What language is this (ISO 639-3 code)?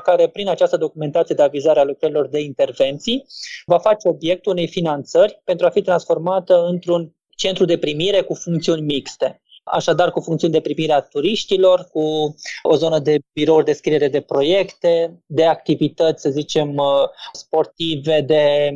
ron